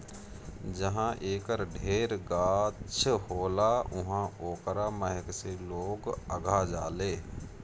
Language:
Bhojpuri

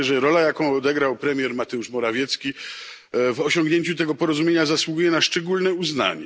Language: Polish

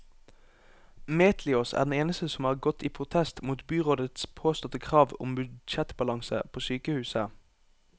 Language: Norwegian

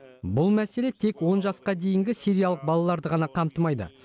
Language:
Kazakh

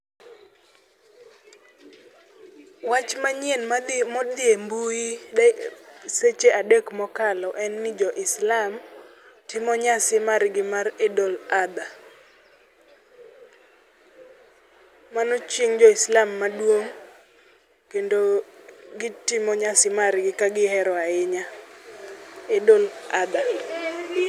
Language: Luo (Kenya and Tanzania)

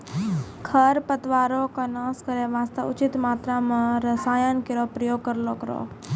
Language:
Maithili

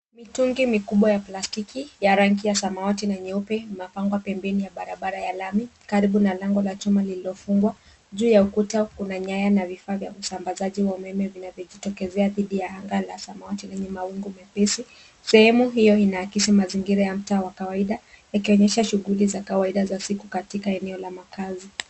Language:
Swahili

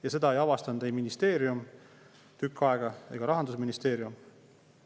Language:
Estonian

